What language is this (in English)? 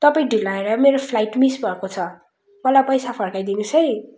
Nepali